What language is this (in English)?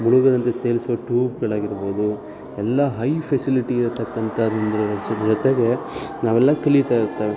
Kannada